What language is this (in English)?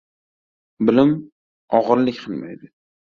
Uzbek